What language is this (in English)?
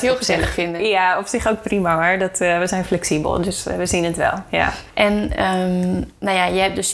Dutch